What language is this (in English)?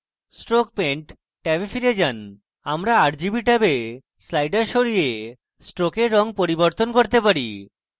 Bangla